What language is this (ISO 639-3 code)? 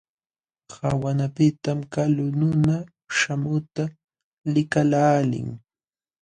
qxw